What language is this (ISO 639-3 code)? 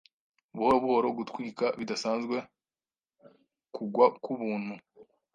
kin